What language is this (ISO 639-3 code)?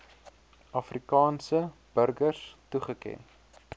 afr